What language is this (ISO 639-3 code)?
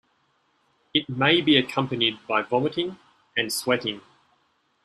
eng